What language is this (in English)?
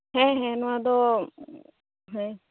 Santali